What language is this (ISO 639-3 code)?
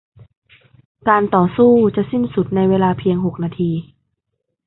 tha